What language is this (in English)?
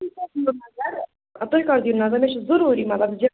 Kashmiri